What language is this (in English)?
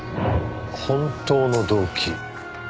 Japanese